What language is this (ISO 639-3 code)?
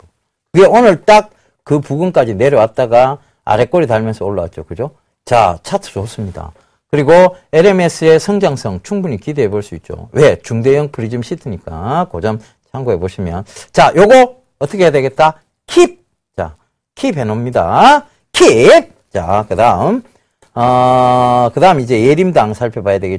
kor